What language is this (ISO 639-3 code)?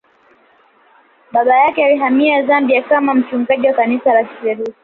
swa